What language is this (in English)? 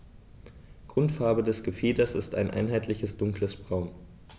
German